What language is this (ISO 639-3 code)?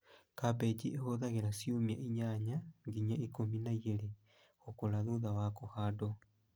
kik